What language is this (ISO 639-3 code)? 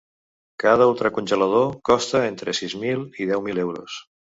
cat